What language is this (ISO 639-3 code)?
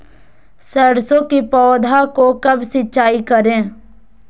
mag